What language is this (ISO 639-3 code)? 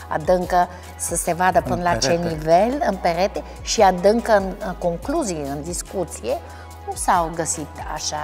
ron